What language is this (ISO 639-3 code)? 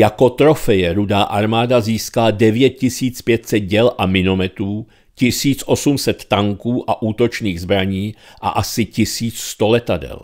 ces